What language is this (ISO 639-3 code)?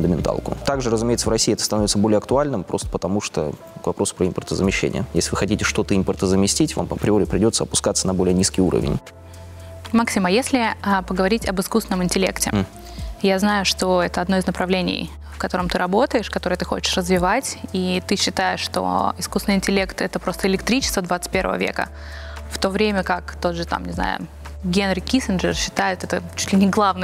rus